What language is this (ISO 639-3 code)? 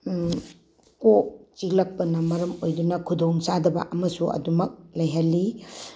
mni